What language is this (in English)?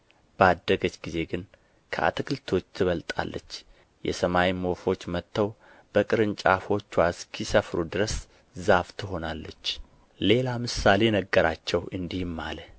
Amharic